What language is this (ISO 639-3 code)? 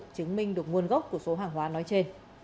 vie